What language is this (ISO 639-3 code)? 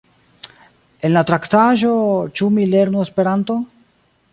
epo